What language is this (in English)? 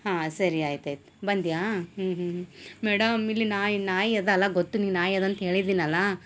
Kannada